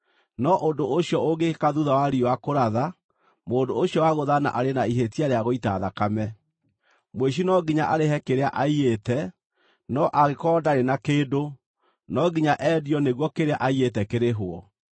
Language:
Kikuyu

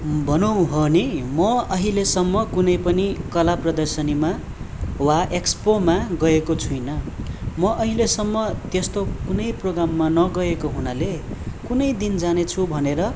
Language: Nepali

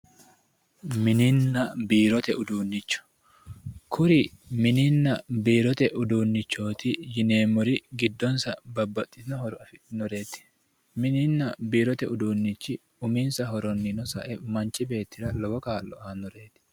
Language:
Sidamo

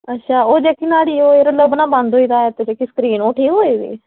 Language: Dogri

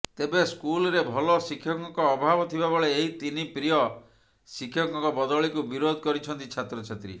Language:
Odia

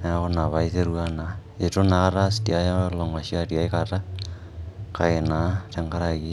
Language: Masai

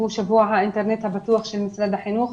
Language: Hebrew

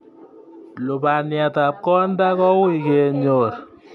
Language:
Kalenjin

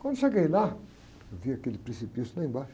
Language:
Portuguese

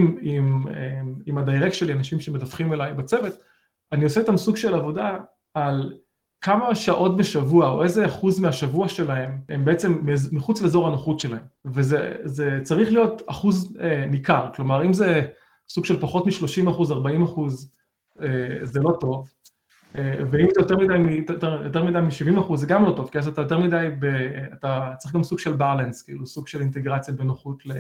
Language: Hebrew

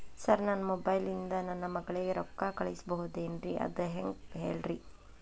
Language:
Kannada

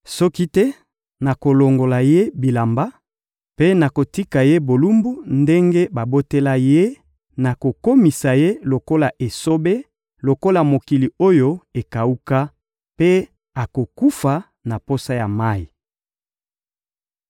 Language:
Lingala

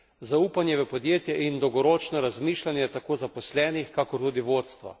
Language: Slovenian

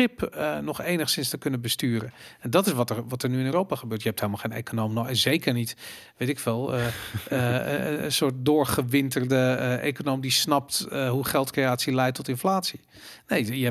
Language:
Dutch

